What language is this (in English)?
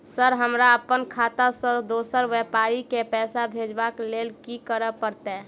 Maithili